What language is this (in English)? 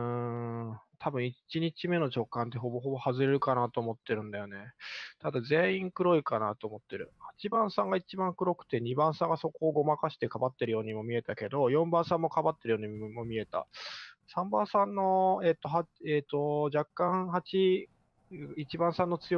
Japanese